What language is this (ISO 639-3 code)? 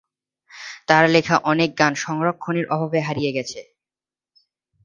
ben